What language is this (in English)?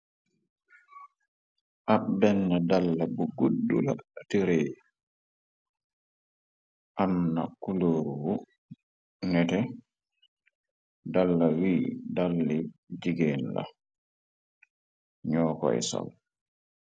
Wolof